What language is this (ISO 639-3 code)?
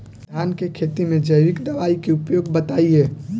bho